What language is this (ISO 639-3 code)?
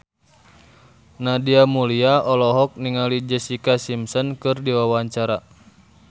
sun